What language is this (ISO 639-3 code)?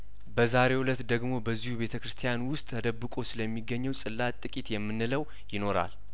amh